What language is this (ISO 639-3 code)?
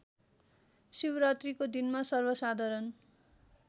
nep